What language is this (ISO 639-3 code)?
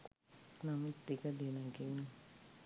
sin